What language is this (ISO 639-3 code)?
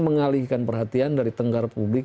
ind